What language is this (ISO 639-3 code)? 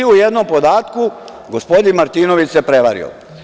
srp